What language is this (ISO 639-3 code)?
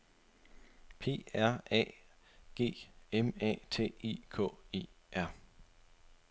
dan